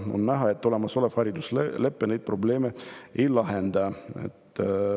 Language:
Estonian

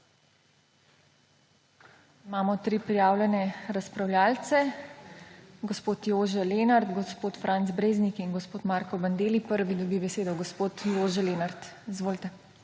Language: Slovenian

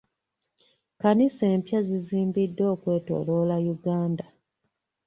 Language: Ganda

